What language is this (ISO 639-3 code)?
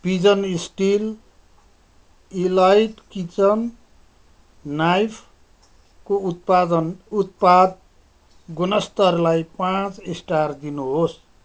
nep